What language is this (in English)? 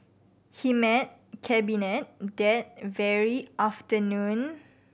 English